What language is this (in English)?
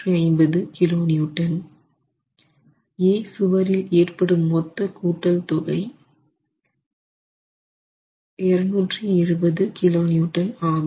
Tamil